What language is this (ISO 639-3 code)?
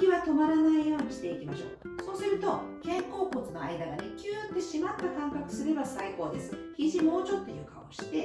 jpn